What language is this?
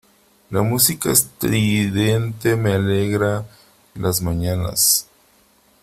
Spanish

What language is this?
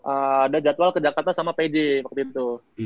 Indonesian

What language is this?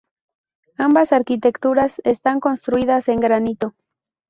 Spanish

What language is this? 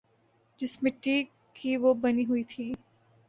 Urdu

